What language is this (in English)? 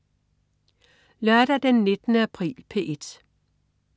Danish